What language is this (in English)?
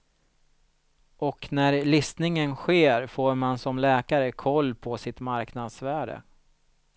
Swedish